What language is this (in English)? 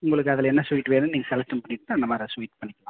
Tamil